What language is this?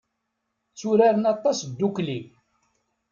Kabyle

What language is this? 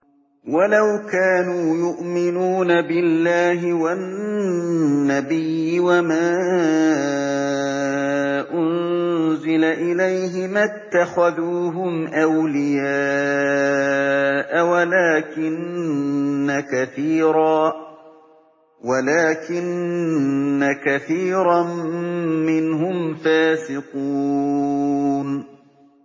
Arabic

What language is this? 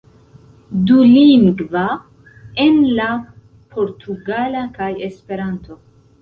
Esperanto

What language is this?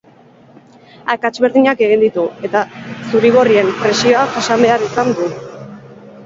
Basque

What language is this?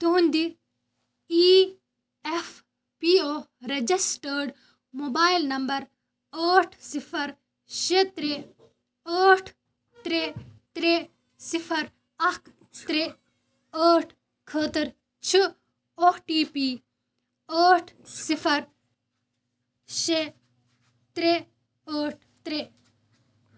Kashmiri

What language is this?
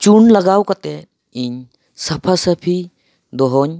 Santali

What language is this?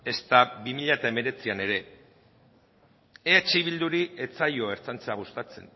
Basque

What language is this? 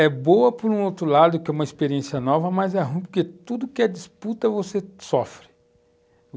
Portuguese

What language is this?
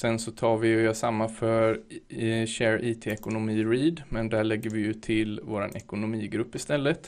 Swedish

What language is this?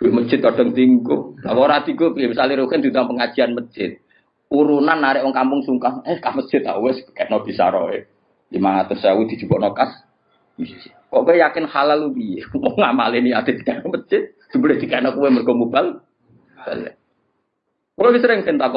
Indonesian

